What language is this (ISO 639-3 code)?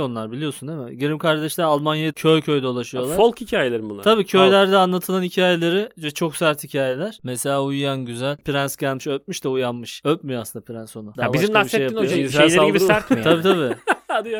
tur